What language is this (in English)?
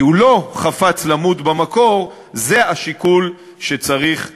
Hebrew